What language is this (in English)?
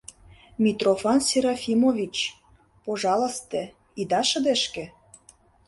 Mari